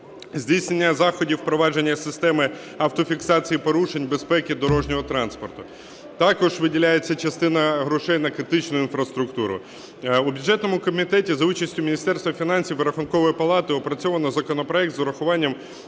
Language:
Ukrainian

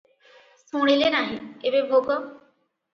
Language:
Odia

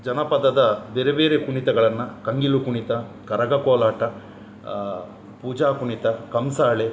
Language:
Kannada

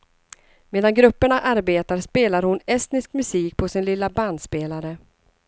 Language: Swedish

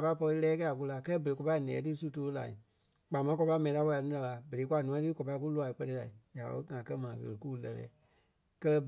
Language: Kpelle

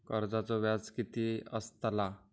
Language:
Marathi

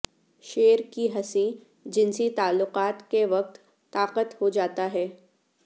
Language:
Urdu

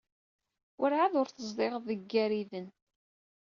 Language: Kabyle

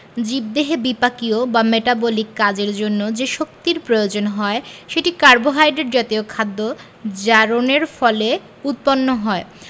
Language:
Bangla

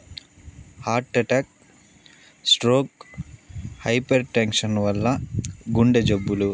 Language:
Telugu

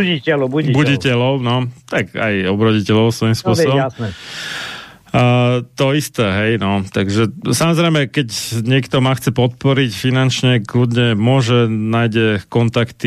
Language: Slovak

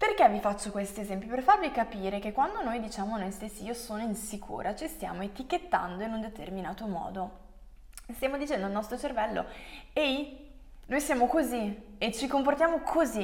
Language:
Italian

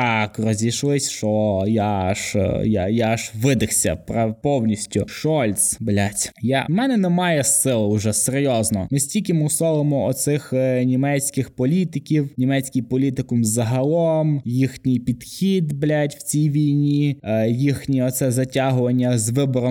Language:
Ukrainian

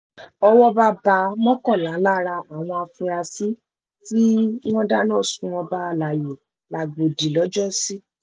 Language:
Yoruba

